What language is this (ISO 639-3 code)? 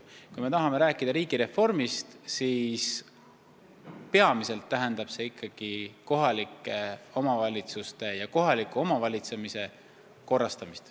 est